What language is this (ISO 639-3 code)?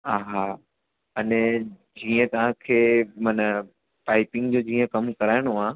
snd